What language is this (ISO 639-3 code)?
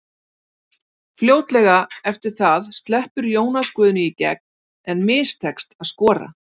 isl